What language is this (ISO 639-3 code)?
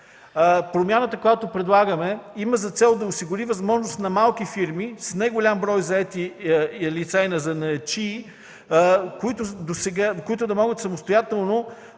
bul